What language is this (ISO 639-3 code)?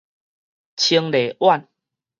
nan